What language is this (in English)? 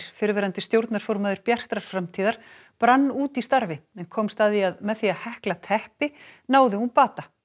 Icelandic